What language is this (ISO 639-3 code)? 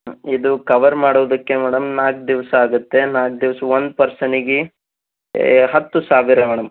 kan